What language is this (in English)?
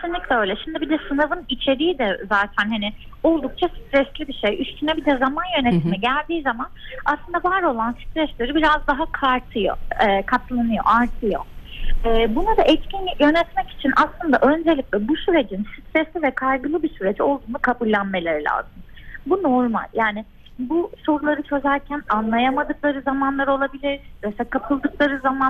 Turkish